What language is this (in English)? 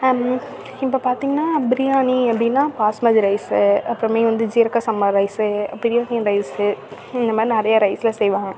Tamil